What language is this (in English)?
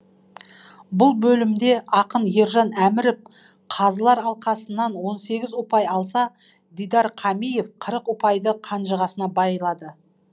Kazakh